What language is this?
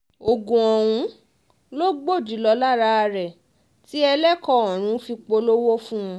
Yoruba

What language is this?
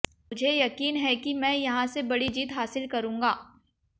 Hindi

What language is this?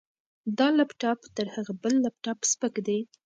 Pashto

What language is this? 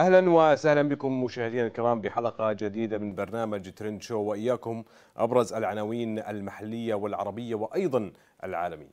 Arabic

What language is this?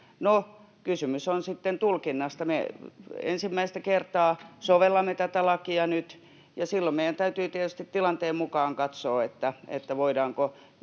Finnish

